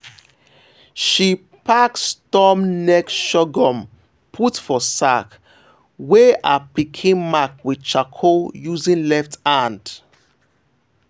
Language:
Nigerian Pidgin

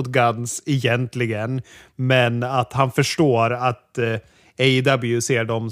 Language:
Swedish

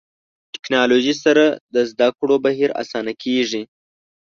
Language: Pashto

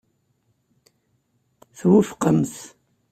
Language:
Kabyle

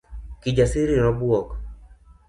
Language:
Luo (Kenya and Tanzania)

